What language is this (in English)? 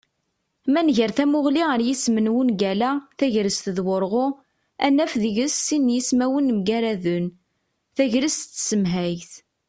Kabyle